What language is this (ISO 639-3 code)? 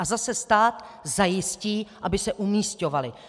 ces